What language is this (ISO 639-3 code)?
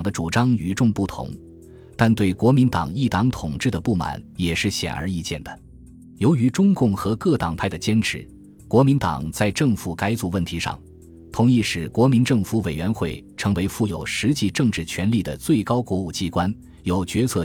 zho